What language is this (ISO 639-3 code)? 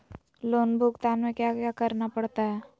mag